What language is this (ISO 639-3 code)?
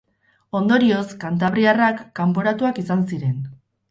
eus